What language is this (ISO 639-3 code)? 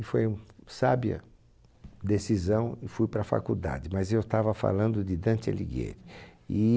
por